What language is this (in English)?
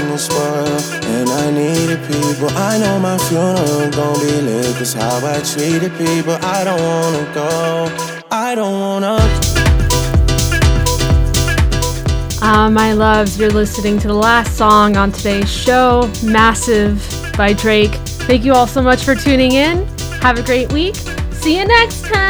English